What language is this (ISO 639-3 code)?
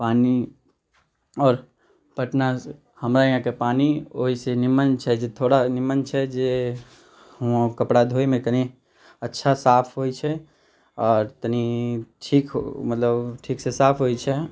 mai